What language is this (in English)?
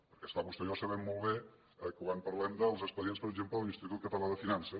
Catalan